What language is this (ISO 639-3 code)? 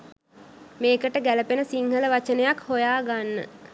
sin